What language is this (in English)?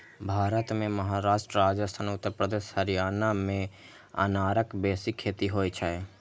Maithili